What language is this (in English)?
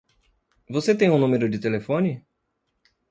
Portuguese